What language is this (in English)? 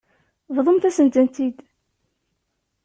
Kabyle